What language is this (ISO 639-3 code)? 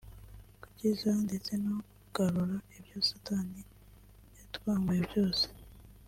kin